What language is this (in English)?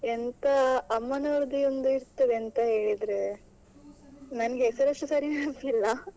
Kannada